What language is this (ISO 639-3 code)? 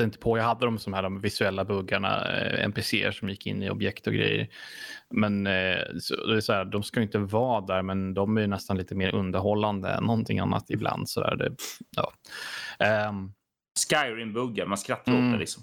swe